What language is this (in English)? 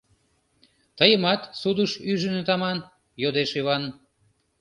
Mari